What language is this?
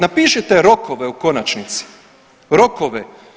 Croatian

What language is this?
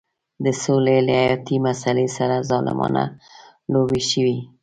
Pashto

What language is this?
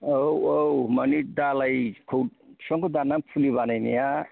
Bodo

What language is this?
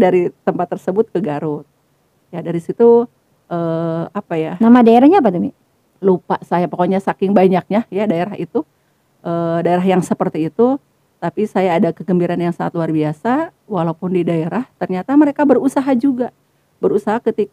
Indonesian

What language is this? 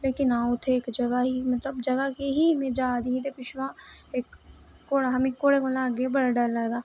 Dogri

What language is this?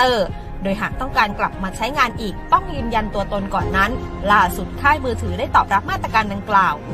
Thai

